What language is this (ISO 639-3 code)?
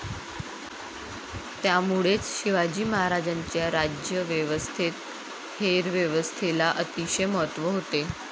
mar